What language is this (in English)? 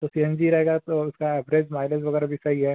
Hindi